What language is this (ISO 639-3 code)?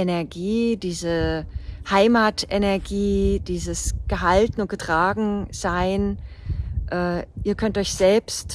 deu